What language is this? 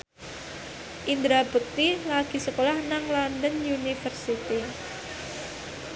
Javanese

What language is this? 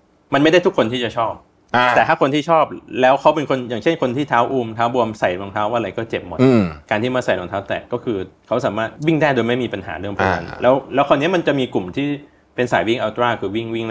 Thai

